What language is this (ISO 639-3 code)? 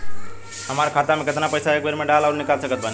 bho